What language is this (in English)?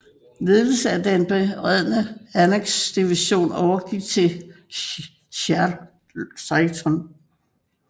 Danish